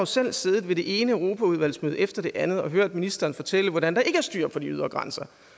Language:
Danish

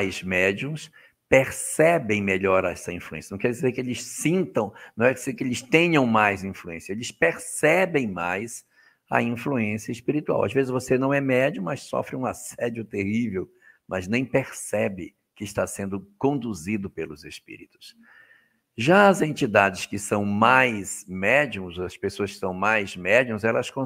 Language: Portuguese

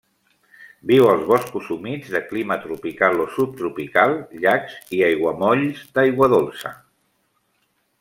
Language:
Catalan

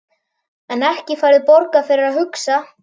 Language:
Icelandic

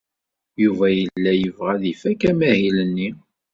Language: Kabyle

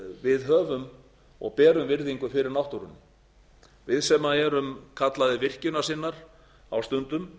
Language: Icelandic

